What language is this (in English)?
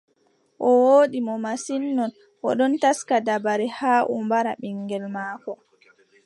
Adamawa Fulfulde